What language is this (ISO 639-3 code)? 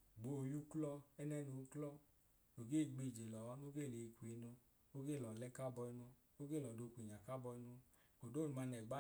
idu